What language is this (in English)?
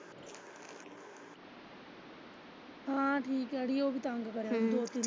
Punjabi